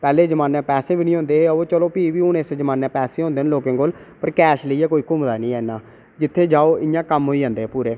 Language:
Dogri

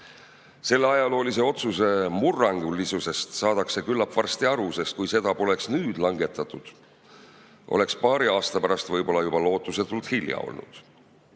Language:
Estonian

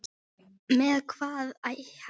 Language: Icelandic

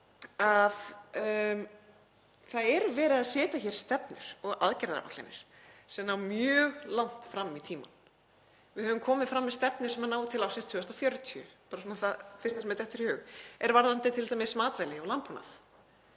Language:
Icelandic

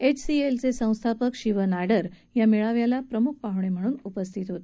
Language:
Marathi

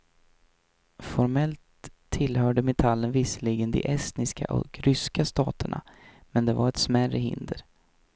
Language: Swedish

